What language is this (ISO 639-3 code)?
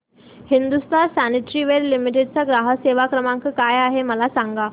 mar